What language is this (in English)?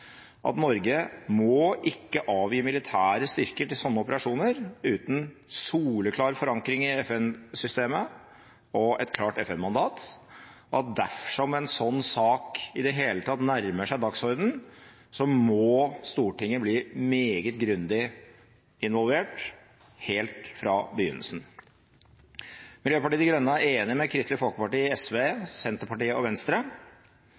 Norwegian Bokmål